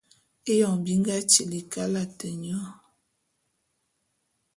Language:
Bulu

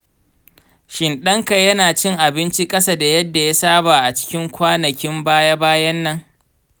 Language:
Hausa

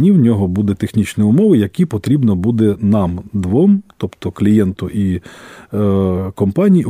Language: Ukrainian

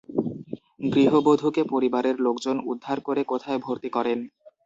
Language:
Bangla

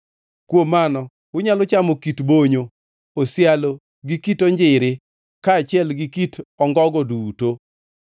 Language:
Luo (Kenya and Tanzania)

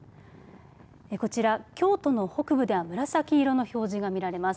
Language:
Japanese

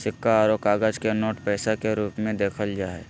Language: Magahi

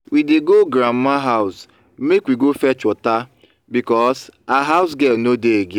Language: Nigerian Pidgin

